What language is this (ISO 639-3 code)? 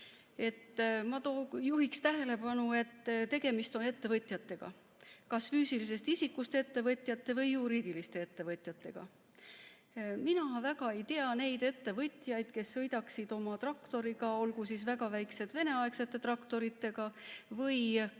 est